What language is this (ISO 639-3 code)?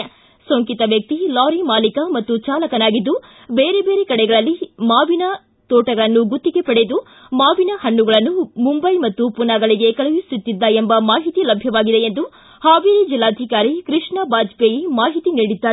kan